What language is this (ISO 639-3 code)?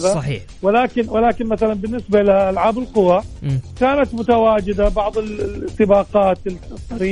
ara